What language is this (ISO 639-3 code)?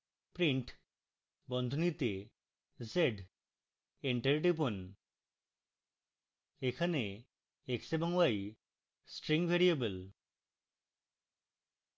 ben